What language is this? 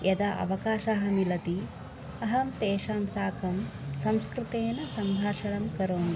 Sanskrit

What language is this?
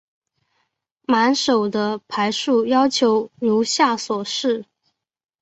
Chinese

